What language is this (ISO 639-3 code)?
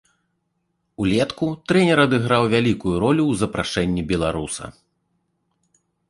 bel